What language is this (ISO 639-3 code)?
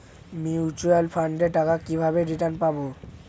ben